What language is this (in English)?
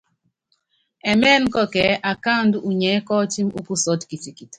Yangben